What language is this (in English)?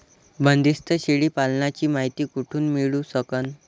Marathi